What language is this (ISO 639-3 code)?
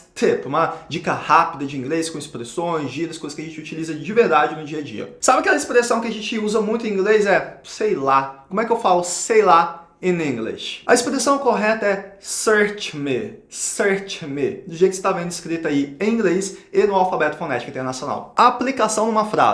por